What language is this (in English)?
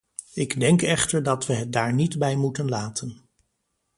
Dutch